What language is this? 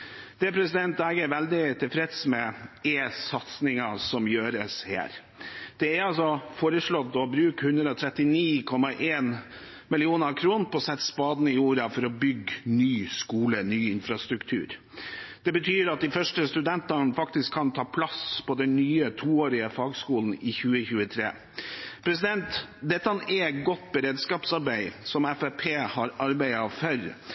Norwegian Bokmål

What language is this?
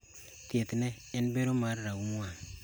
Luo (Kenya and Tanzania)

